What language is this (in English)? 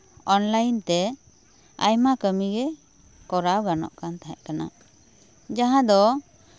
Santali